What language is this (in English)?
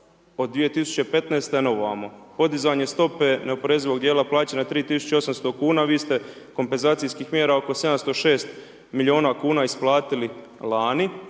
Croatian